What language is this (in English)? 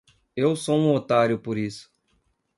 Portuguese